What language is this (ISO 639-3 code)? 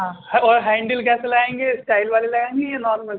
urd